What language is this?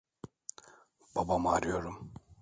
Turkish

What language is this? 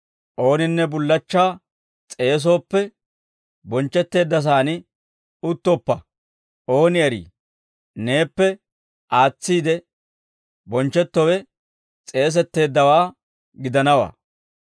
Dawro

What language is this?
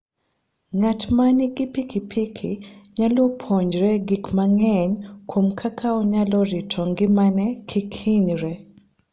Luo (Kenya and Tanzania)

